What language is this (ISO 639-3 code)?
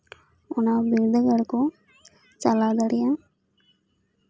sat